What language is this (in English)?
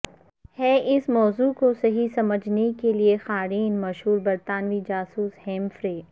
Urdu